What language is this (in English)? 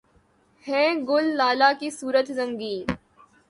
Urdu